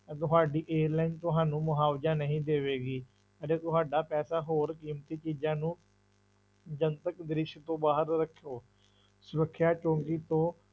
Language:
Punjabi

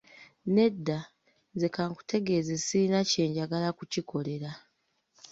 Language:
Ganda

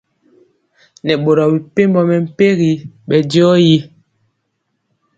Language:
Mpiemo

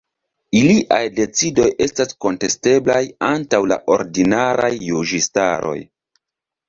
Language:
Esperanto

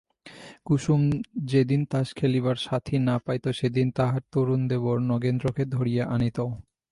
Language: Bangla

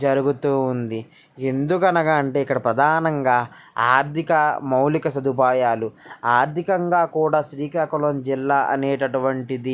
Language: Telugu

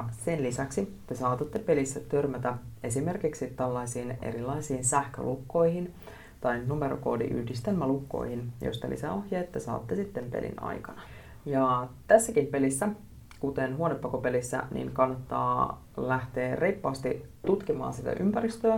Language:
Finnish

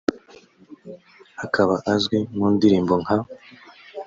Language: Kinyarwanda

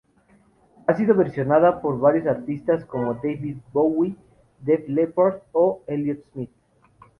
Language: Spanish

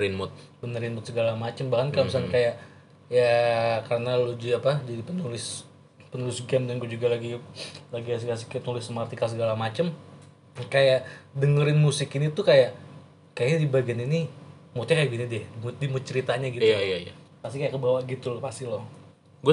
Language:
Indonesian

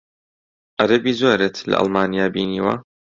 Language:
Central Kurdish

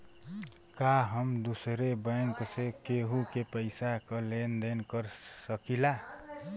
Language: Bhojpuri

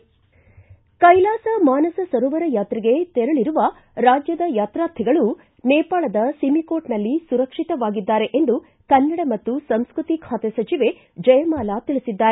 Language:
Kannada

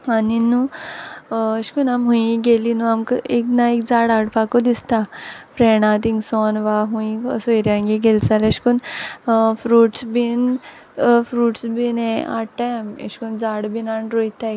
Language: Konkani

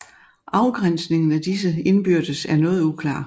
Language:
Danish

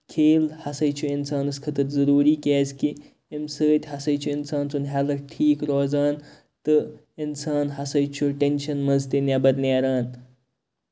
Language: Kashmiri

